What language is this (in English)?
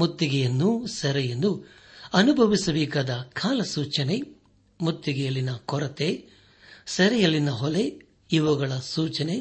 Kannada